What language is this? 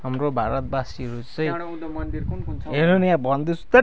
Nepali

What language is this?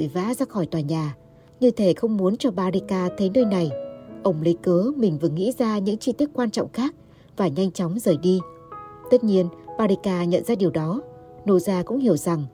Vietnamese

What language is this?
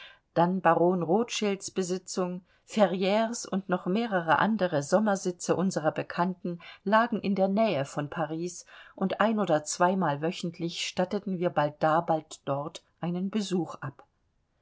German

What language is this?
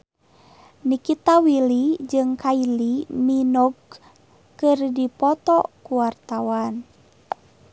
Sundanese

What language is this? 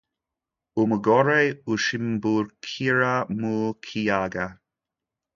Kinyarwanda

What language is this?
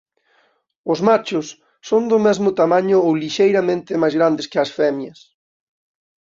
Galician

